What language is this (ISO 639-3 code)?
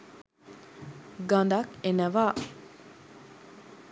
sin